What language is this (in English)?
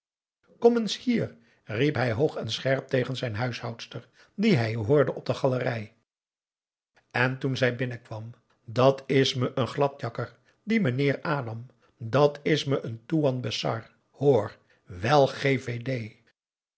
Dutch